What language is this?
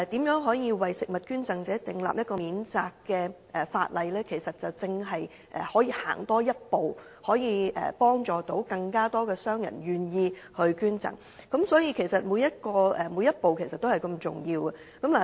Cantonese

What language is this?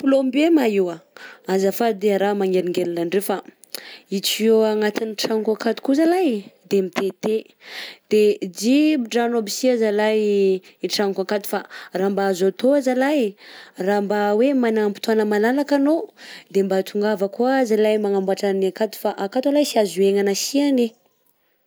Southern Betsimisaraka Malagasy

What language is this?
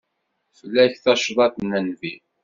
Kabyle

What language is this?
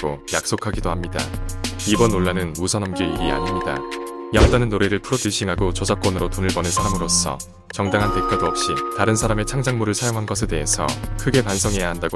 Korean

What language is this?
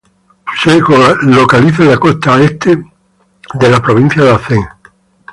Spanish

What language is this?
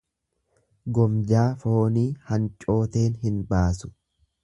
Oromo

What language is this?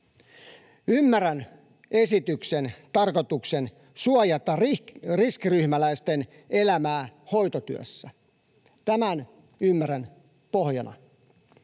Finnish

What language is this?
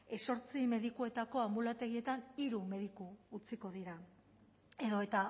Basque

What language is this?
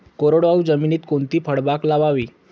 Marathi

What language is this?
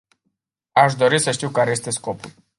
Romanian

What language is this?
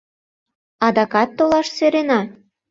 Mari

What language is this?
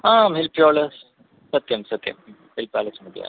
Sanskrit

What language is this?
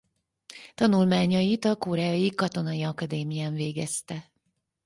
Hungarian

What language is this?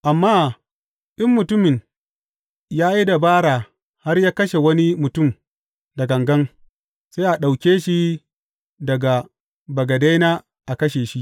Hausa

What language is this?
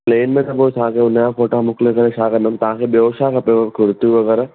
Sindhi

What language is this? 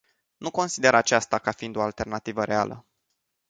Romanian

